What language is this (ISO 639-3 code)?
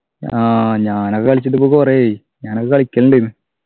mal